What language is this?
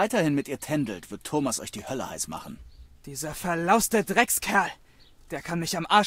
German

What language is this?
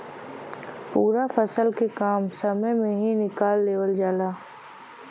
Bhojpuri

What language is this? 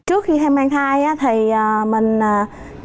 Vietnamese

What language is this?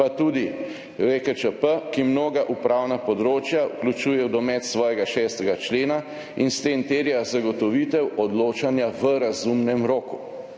Slovenian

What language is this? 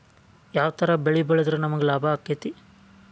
Kannada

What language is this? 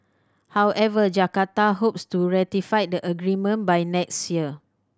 English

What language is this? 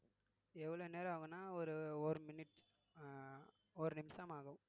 Tamil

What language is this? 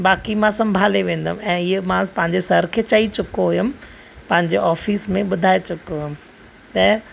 Sindhi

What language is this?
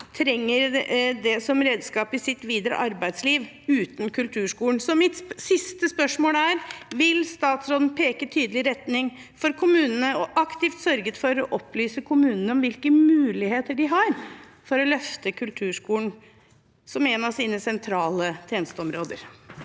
Norwegian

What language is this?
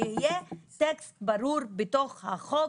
Hebrew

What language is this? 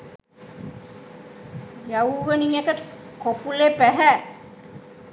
Sinhala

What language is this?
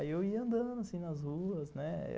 Portuguese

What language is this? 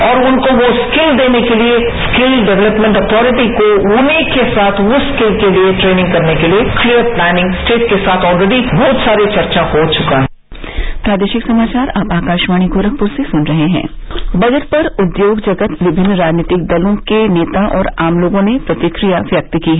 Hindi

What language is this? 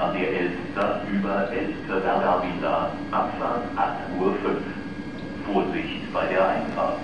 German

